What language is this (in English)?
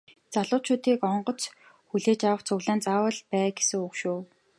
Mongolian